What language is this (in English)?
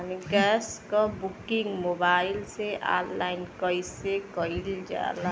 Bhojpuri